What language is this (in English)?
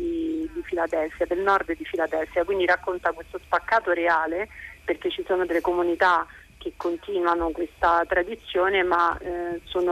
Italian